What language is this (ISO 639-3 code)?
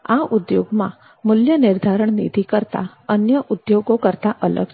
guj